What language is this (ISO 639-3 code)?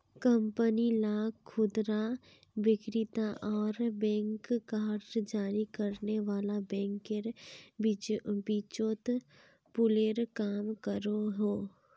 mag